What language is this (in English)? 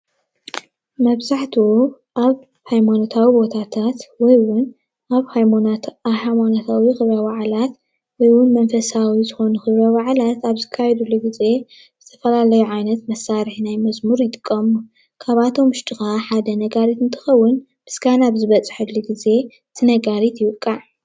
Tigrinya